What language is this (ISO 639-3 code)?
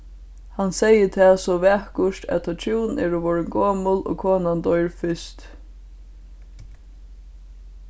fao